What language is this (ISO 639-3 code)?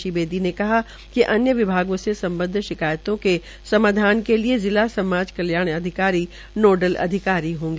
hin